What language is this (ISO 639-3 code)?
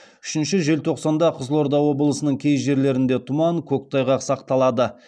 kaz